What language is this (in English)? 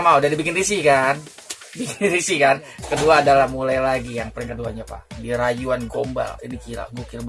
Indonesian